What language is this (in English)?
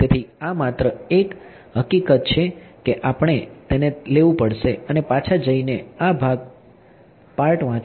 Gujarati